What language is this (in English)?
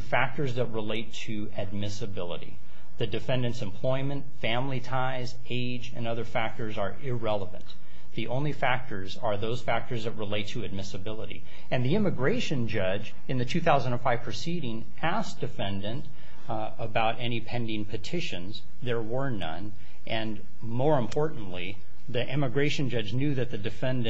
English